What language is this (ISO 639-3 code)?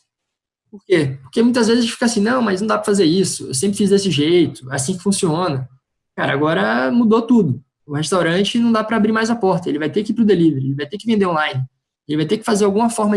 por